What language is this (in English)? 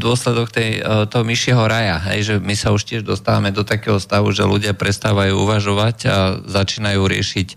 Slovak